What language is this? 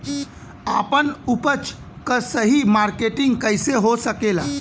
Bhojpuri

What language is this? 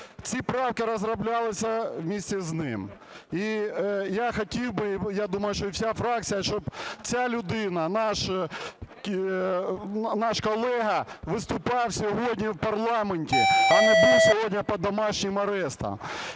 Ukrainian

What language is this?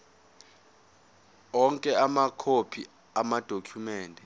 Zulu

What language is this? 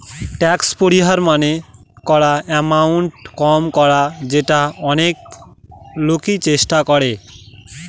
Bangla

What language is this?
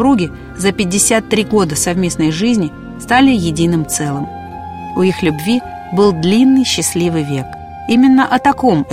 Russian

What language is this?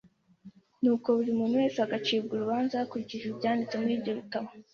Kinyarwanda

